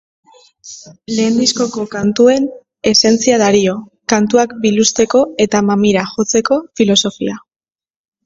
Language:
Basque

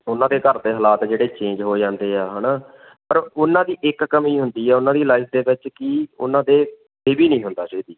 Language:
Punjabi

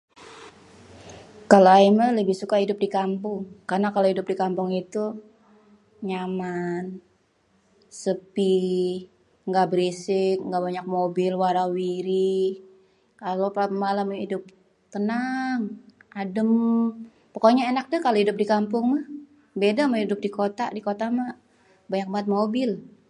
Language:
Betawi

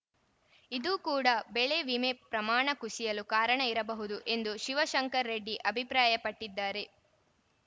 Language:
Kannada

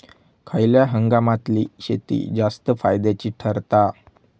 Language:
Marathi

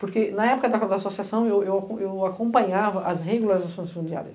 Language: Portuguese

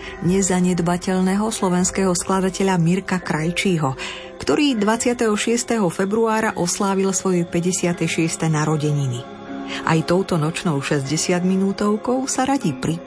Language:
Slovak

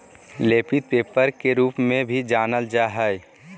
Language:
Magahi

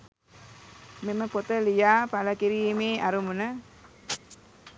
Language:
Sinhala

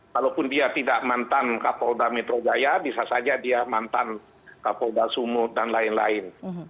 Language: Indonesian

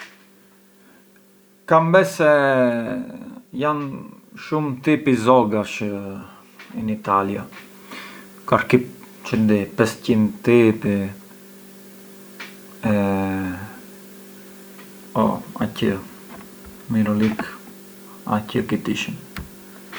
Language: Arbëreshë Albanian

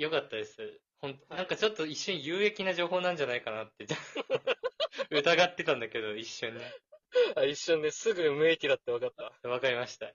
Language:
Japanese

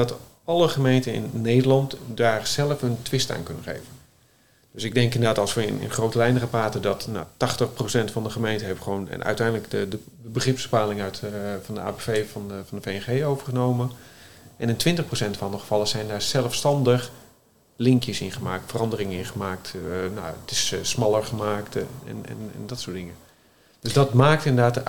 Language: Dutch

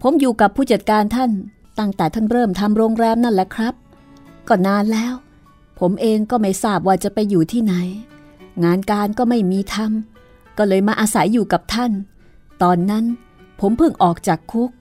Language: Thai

